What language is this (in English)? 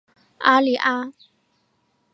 Chinese